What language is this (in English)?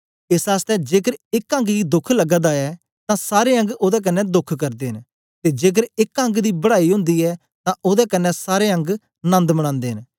Dogri